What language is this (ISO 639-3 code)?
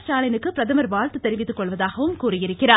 tam